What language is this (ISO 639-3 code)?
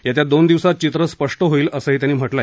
mar